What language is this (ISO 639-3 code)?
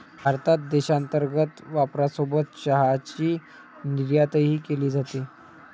mar